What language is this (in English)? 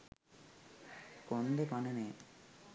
Sinhala